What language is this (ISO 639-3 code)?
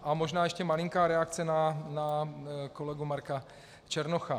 ces